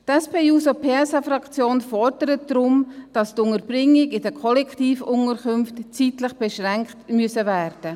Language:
Swiss German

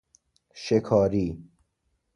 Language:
Persian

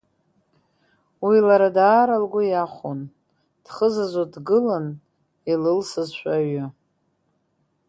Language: Abkhazian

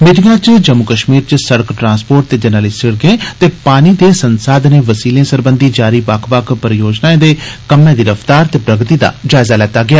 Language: Dogri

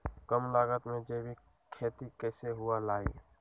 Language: Magahi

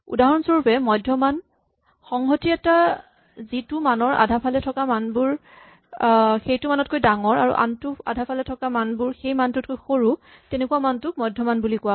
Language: Assamese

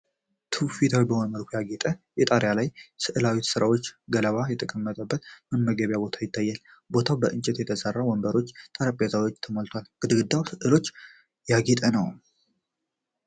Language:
Amharic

